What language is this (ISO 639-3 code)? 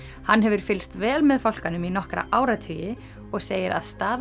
isl